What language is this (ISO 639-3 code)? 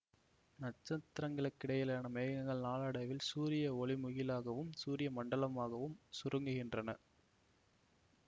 tam